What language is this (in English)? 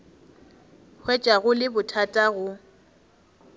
Northern Sotho